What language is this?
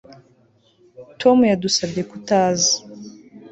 Kinyarwanda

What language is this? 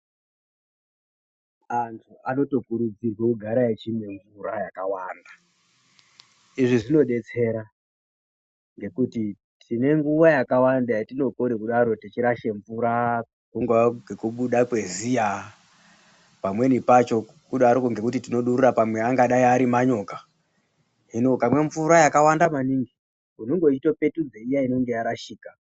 Ndau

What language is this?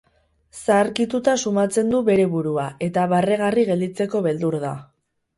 Basque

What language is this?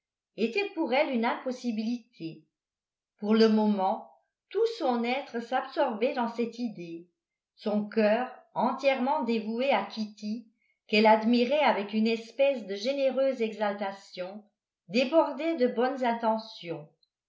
French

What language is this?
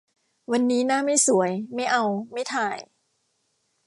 Thai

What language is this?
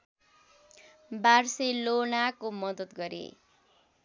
Nepali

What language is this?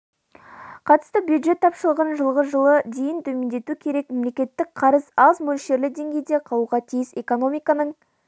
Kazakh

